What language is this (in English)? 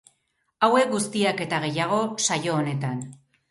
Basque